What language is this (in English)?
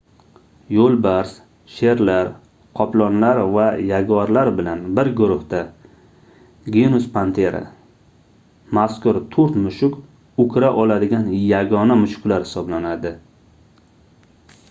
Uzbek